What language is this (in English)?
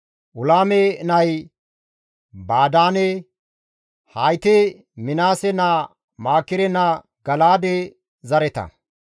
Gamo